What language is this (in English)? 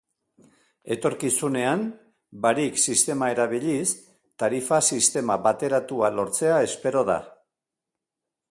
Basque